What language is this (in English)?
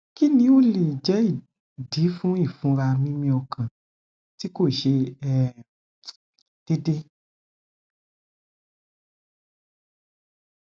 Yoruba